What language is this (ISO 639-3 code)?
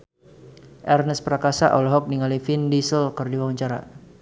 sun